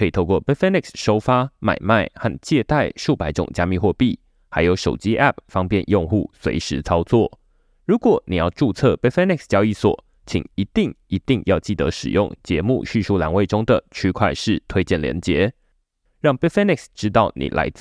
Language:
Chinese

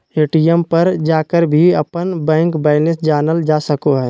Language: Magahi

